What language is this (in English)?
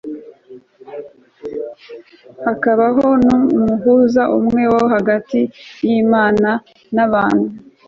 Kinyarwanda